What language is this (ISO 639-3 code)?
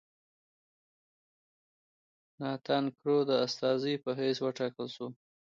pus